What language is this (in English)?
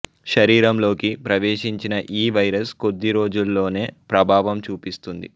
Telugu